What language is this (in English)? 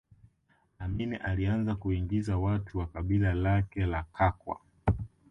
Swahili